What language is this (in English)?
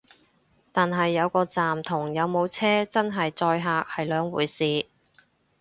Cantonese